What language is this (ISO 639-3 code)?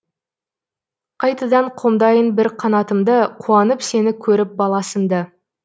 kaz